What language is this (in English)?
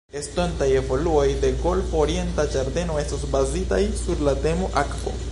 Esperanto